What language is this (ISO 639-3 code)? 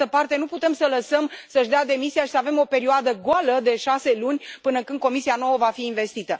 ron